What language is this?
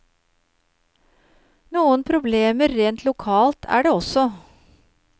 Norwegian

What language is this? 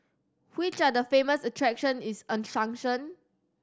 English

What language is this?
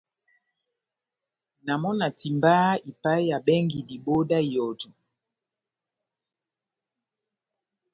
Batanga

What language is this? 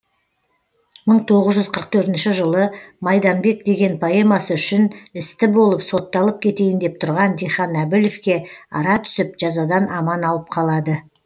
Kazakh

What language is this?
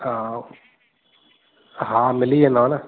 Sindhi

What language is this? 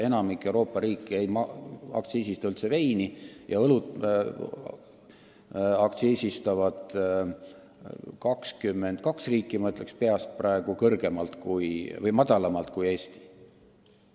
Estonian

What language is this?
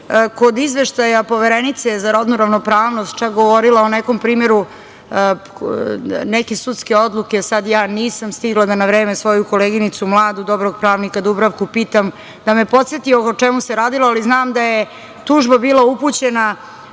Serbian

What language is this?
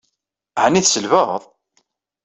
Kabyle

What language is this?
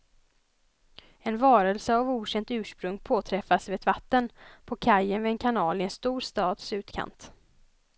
Swedish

